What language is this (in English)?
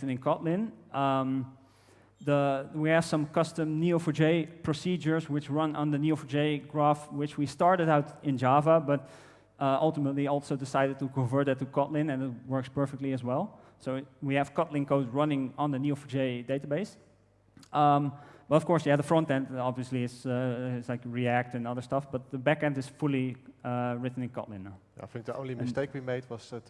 English